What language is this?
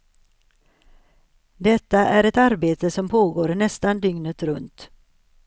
Swedish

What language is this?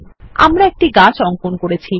Bangla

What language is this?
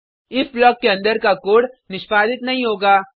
Hindi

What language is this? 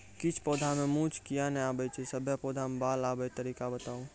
Maithili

